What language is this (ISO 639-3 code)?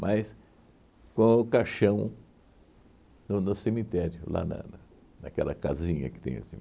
por